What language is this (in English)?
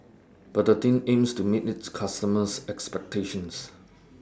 English